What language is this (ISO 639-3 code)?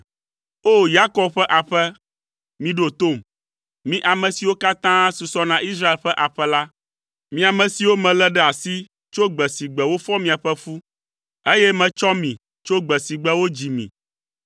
ewe